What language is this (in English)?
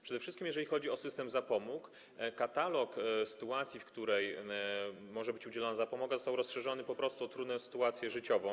Polish